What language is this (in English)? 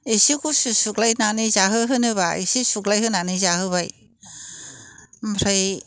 Bodo